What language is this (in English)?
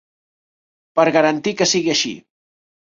Catalan